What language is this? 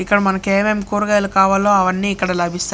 Telugu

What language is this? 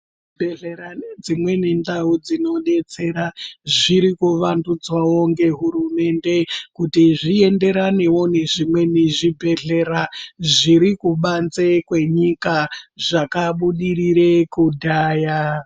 Ndau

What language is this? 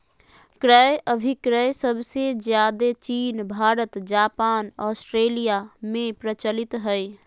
Magahi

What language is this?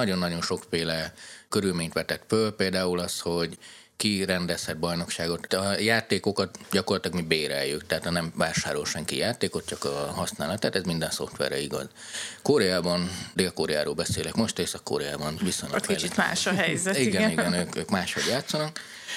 Hungarian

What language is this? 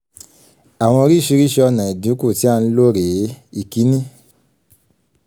Yoruba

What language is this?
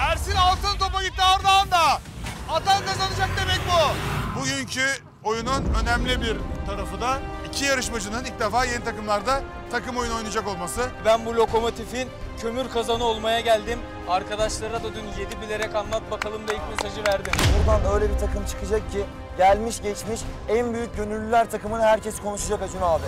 Turkish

